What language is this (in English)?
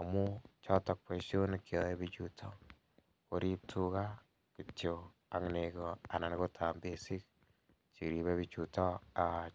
Kalenjin